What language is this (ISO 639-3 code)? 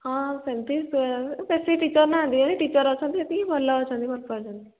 ori